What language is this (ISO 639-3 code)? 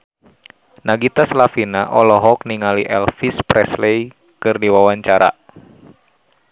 sun